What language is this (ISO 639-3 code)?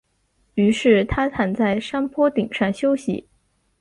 zho